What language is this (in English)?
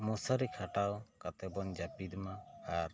Santali